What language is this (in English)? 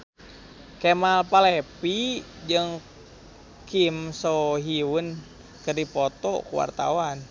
Sundanese